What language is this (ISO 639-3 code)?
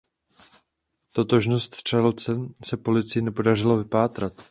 ces